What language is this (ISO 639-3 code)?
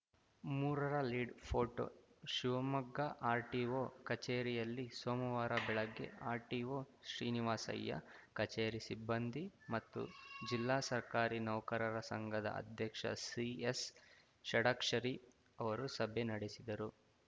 kan